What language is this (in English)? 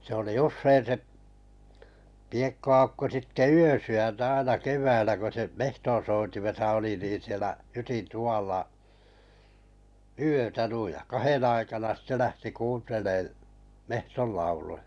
Finnish